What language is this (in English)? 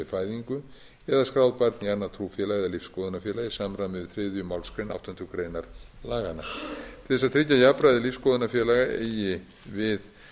Icelandic